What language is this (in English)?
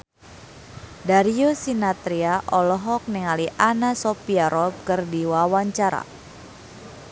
Sundanese